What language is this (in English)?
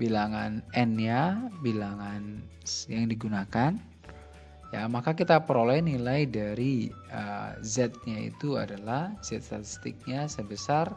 Indonesian